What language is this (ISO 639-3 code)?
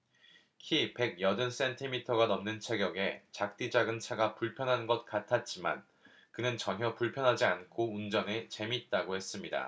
kor